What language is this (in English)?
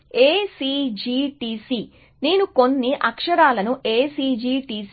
Telugu